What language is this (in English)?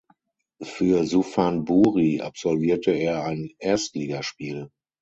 German